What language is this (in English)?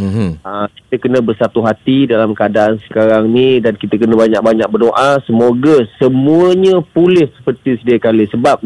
Malay